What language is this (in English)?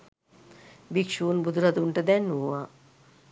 Sinhala